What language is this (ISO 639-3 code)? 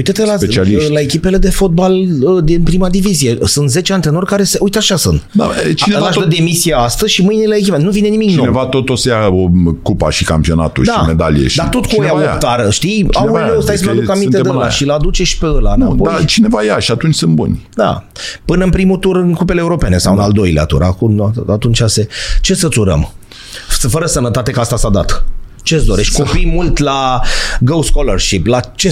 ron